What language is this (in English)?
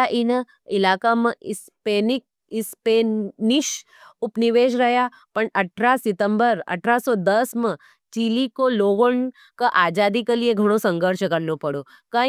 Nimadi